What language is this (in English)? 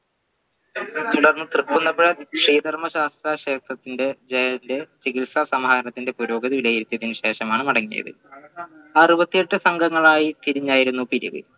Malayalam